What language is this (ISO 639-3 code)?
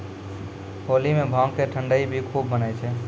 mai